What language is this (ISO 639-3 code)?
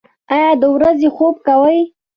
pus